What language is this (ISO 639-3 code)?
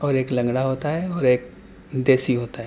urd